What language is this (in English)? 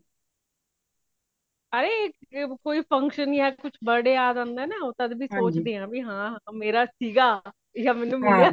Punjabi